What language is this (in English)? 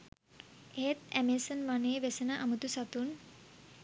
Sinhala